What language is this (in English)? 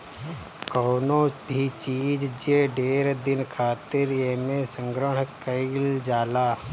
Bhojpuri